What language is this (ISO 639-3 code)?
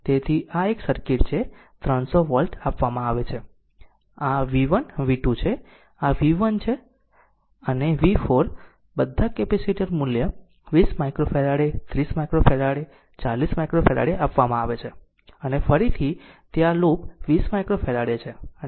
guj